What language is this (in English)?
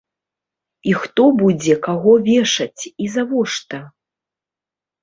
Belarusian